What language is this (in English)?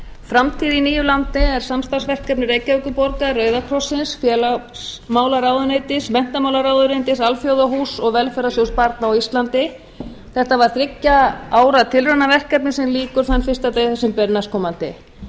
Icelandic